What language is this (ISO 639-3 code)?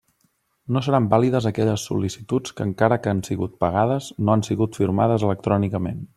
cat